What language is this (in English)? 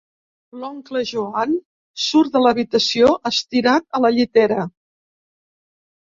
Catalan